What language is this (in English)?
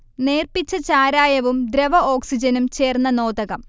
Malayalam